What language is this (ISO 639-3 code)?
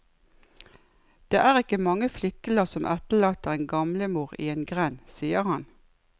nor